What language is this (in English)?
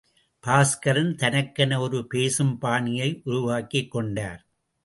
Tamil